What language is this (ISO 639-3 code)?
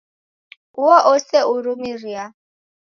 dav